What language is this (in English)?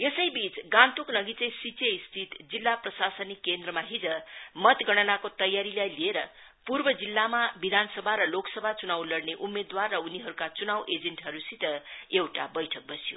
Nepali